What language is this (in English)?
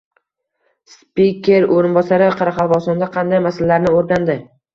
Uzbek